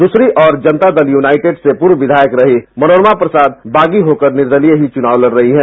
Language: Hindi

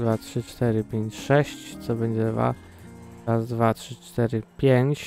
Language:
Polish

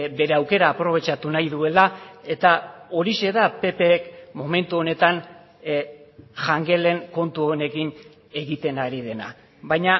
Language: Basque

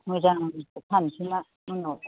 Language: Bodo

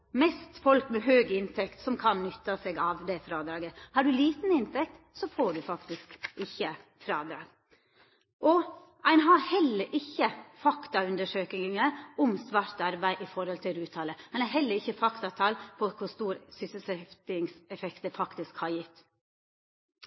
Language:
Norwegian Nynorsk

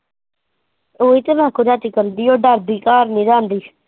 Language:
Punjabi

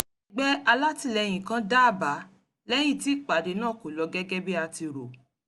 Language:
Yoruba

